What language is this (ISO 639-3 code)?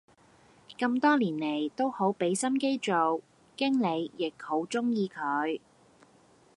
yue